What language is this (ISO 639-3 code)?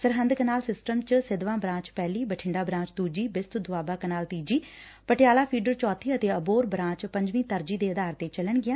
pan